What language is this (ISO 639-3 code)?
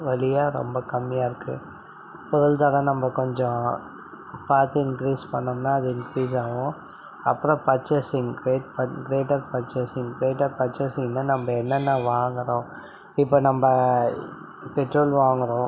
tam